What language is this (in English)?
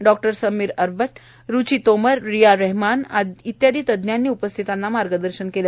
Marathi